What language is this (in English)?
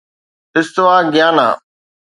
Sindhi